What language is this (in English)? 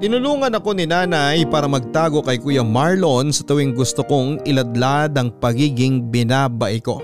Filipino